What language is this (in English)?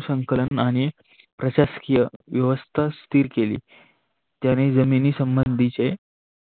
Marathi